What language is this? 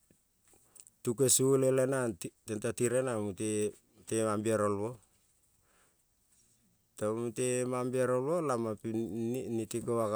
Kol (Papua New Guinea)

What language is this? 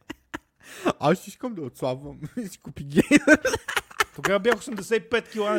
Bulgarian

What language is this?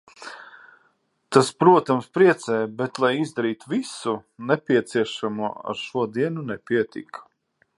Latvian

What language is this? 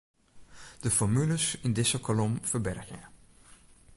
Western Frisian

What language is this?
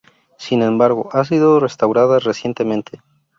Spanish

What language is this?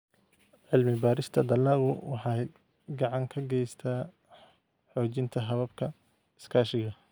Somali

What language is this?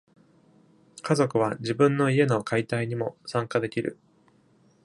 Japanese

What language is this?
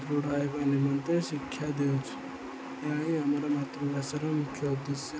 Odia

